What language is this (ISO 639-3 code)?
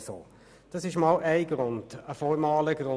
gsw